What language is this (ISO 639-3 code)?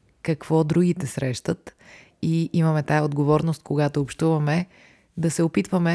bul